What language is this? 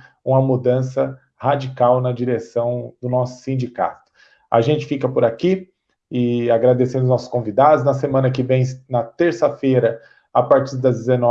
Portuguese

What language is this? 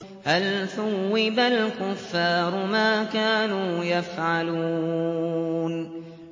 Arabic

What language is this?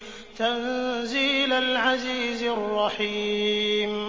Arabic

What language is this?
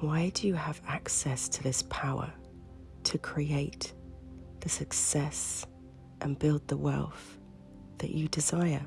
English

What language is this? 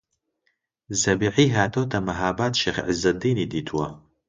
Central Kurdish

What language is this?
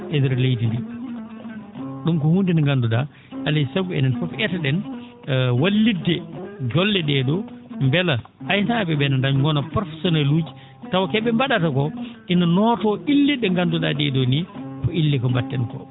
Fula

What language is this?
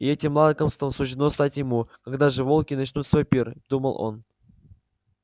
Russian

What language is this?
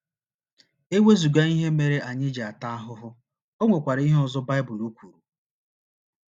Igbo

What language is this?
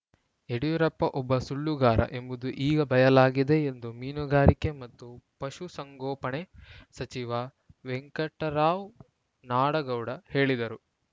Kannada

